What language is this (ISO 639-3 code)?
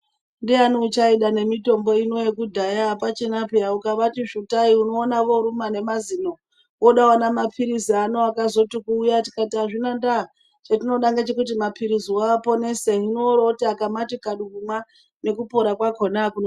ndc